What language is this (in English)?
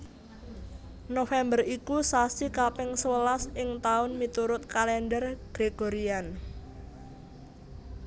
Javanese